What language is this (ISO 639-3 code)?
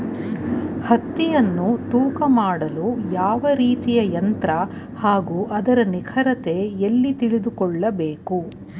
kan